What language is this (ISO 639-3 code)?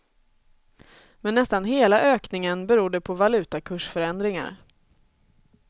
swe